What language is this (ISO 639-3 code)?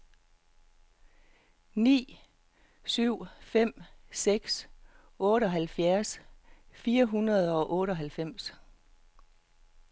dan